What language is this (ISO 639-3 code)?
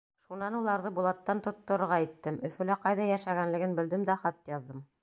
bak